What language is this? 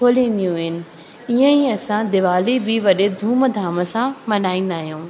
Sindhi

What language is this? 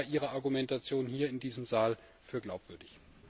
German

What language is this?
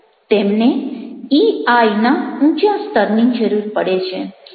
Gujarati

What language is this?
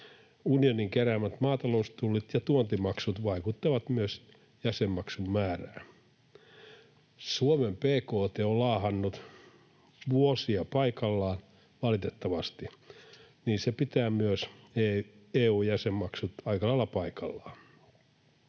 Finnish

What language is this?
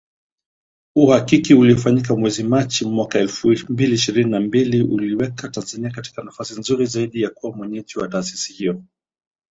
Swahili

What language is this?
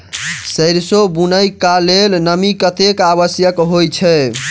Maithili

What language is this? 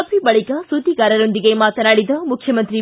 Kannada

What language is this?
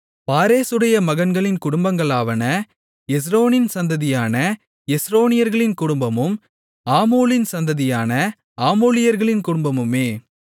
Tamil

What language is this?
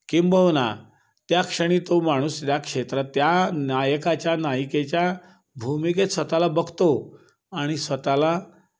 Marathi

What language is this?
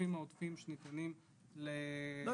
Hebrew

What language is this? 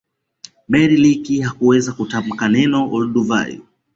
Swahili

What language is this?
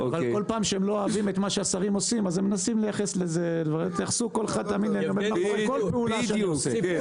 Hebrew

